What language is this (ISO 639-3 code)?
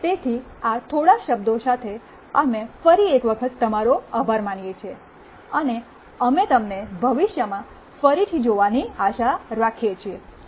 guj